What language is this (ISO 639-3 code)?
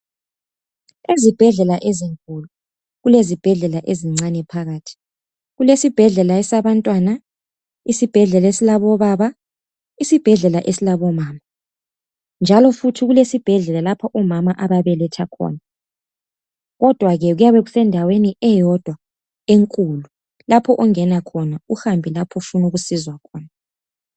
nde